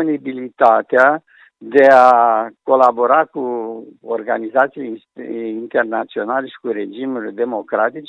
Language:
Romanian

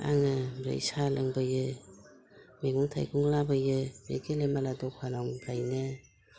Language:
Bodo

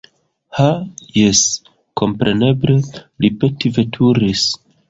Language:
Esperanto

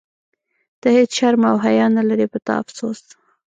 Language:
Pashto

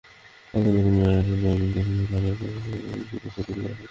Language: Bangla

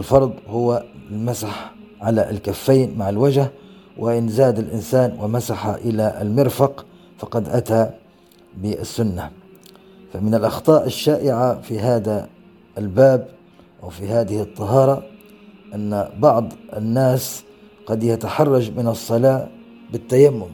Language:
Arabic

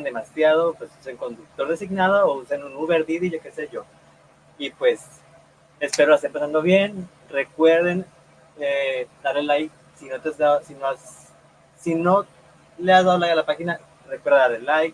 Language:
Spanish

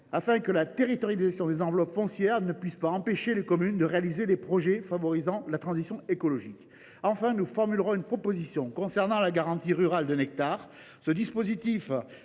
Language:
French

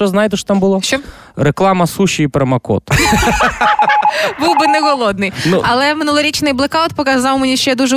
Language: Ukrainian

